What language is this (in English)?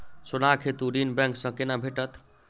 Maithili